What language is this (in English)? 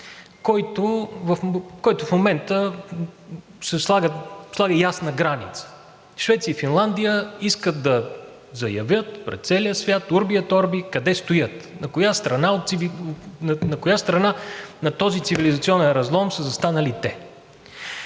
Bulgarian